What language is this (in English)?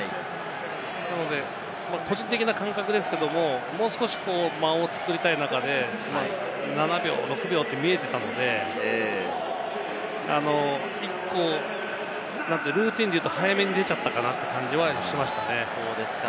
Japanese